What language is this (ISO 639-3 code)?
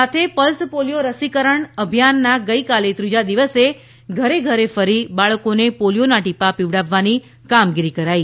guj